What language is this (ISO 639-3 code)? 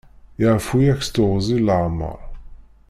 kab